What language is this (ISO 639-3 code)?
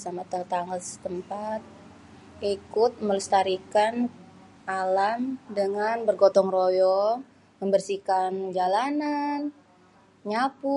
bew